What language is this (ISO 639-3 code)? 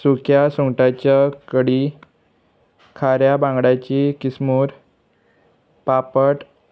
kok